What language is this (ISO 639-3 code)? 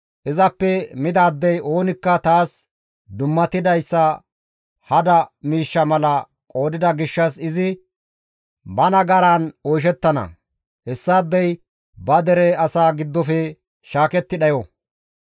gmv